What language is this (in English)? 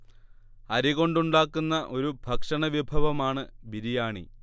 Malayalam